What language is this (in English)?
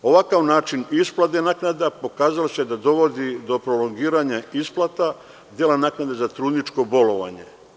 Serbian